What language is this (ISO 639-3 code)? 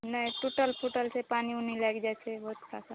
mai